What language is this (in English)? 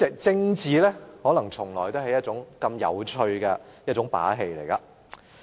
Cantonese